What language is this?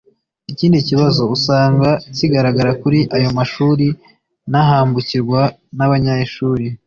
Kinyarwanda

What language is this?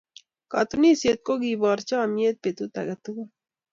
Kalenjin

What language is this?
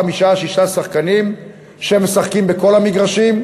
Hebrew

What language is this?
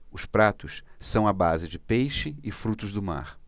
Portuguese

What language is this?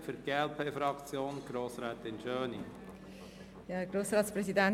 Swiss German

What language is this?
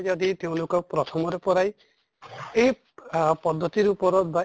Assamese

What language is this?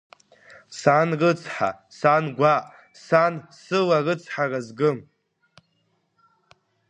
Abkhazian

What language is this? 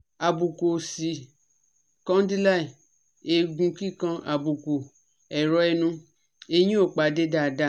Yoruba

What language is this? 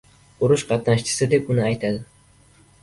Uzbek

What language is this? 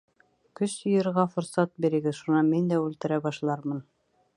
Bashkir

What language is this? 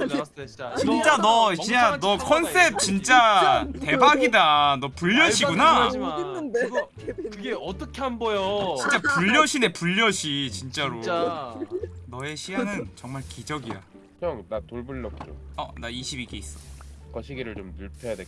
Korean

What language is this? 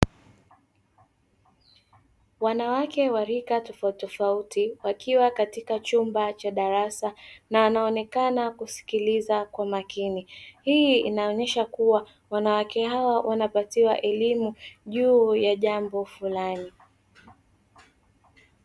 Swahili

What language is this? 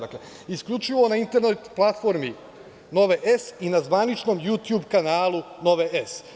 Serbian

